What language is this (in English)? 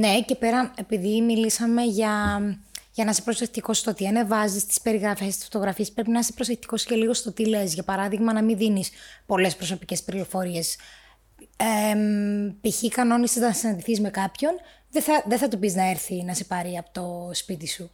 Greek